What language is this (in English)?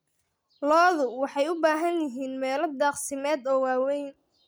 Somali